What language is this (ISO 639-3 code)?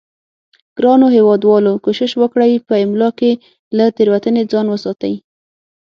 pus